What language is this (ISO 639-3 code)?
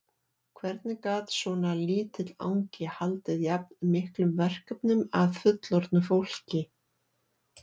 isl